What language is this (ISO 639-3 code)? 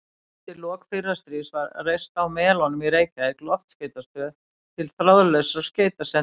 isl